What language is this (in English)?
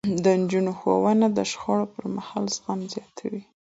Pashto